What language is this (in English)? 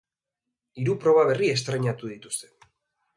Basque